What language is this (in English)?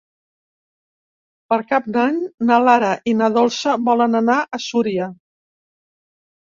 Catalan